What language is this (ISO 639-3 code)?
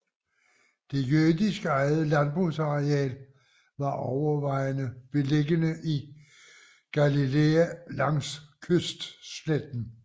dan